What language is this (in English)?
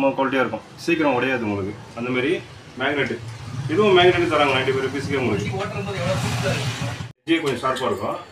Korean